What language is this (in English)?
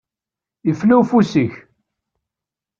Kabyle